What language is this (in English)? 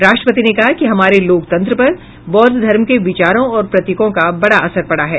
Hindi